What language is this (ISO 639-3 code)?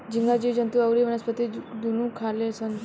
bho